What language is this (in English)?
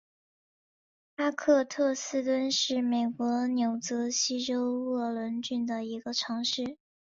Chinese